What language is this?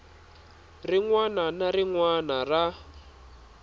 Tsonga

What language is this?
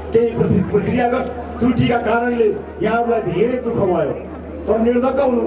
Indonesian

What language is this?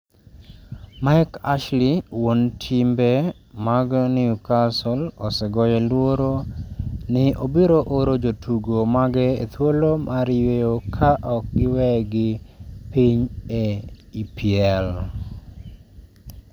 Luo (Kenya and Tanzania)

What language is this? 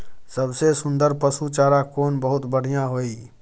Maithili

